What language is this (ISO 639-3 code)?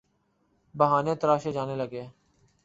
urd